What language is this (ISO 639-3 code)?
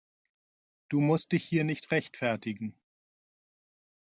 deu